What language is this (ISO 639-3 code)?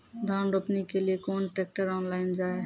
mai